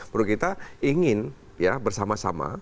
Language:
Indonesian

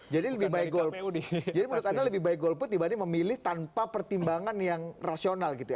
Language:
Indonesian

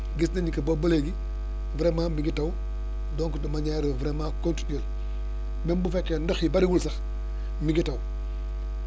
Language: Wolof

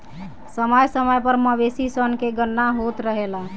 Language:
Bhojpuri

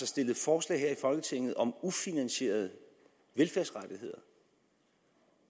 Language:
Danish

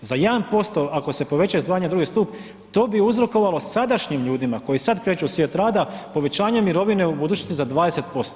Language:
Croatian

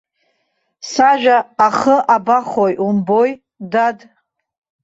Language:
Abkhazian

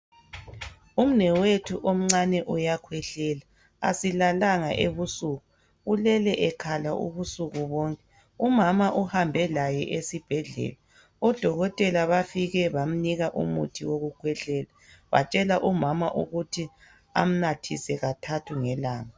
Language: North Ndebele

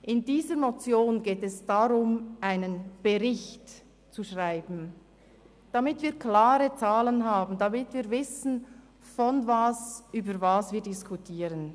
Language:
Swiss German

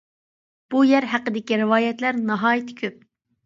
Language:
Uyghur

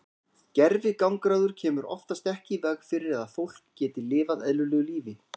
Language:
Icelandic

